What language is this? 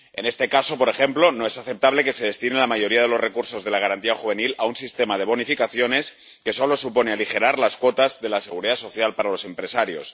Spanish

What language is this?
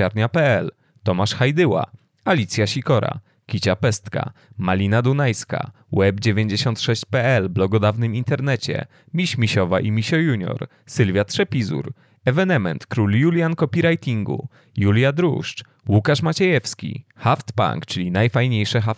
Polish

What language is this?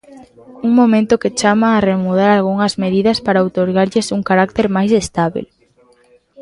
Galician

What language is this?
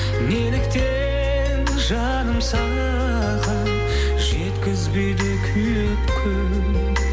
Kazakh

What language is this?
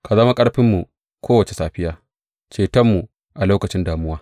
Hausa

